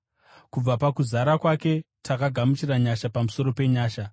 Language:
Shona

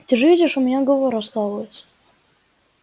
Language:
Russian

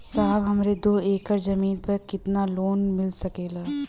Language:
Bhojpuri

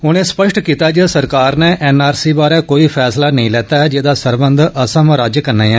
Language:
Dogri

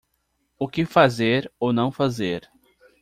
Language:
Portuguese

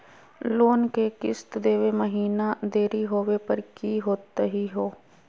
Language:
Magahi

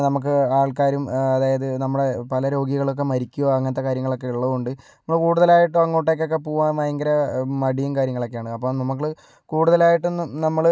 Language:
Malayalam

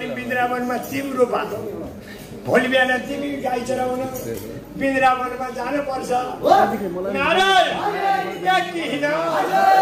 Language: Arabic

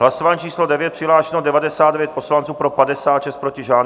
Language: Czech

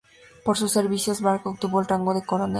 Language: Spanish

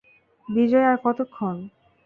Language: Bangla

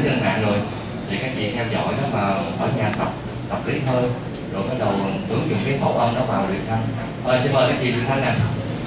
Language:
Vietnamese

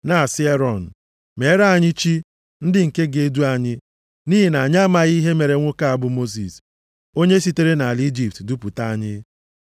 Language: Igbo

